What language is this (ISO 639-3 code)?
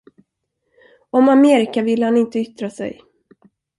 swe